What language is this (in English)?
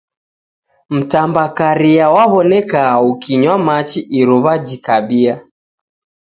Taita